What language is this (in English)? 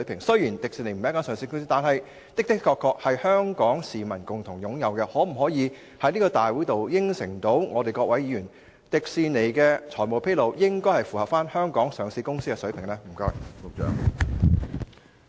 Cantonese